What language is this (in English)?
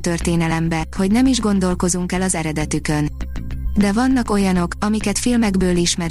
Hungarian